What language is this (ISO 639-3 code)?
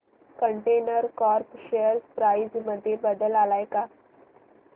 mar